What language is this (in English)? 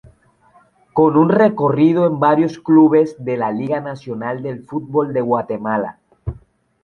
Spanish